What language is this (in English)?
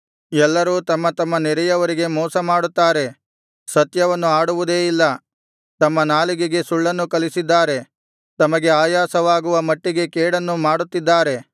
Kannada